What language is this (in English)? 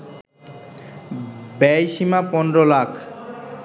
Bangla